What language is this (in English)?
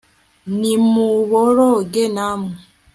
Kinyarwanda